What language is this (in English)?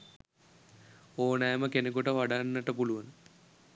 Sinhala